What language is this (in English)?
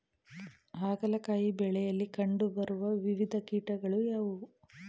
Kannada